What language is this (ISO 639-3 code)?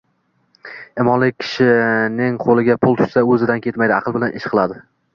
uzb